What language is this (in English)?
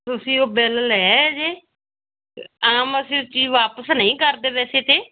Punjabi